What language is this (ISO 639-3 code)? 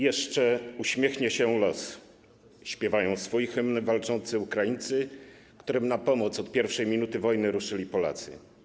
pol